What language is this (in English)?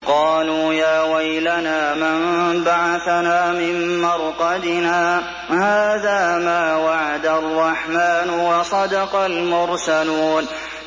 Arabic